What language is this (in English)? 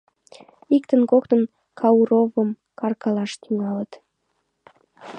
Mari